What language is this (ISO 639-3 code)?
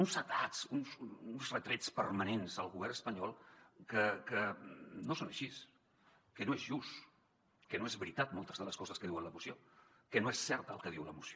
cat